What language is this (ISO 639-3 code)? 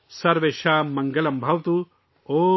urd